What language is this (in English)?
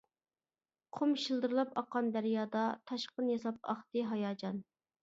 Uyghur